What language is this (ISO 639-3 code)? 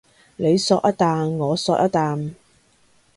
yue